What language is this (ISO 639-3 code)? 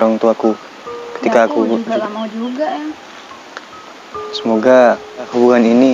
ind